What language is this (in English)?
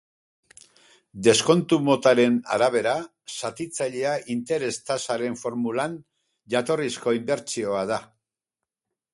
Basque